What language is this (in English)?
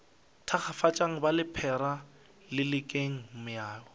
Northern Sotho